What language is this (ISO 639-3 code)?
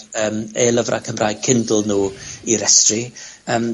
cym